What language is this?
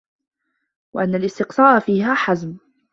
Arabic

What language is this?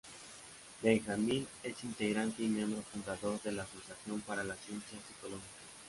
Spanish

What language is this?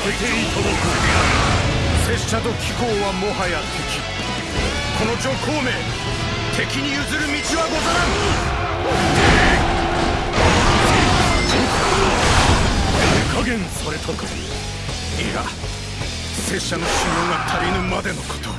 Japanese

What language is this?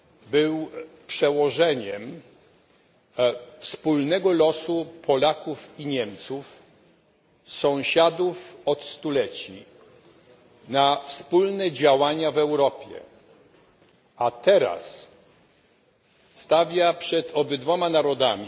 Polish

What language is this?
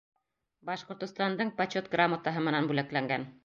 Bashkir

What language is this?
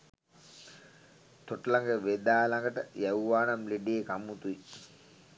Sinhala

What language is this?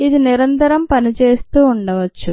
Telugu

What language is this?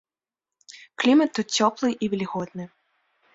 Belarusian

